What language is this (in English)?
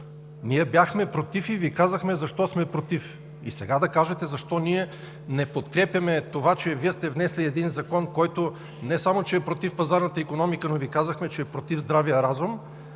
Bulgarian